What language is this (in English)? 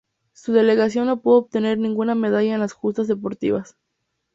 Spanish